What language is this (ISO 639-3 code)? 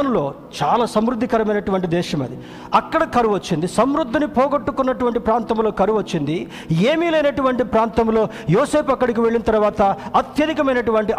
tel